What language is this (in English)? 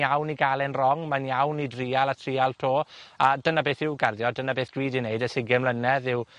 Welsh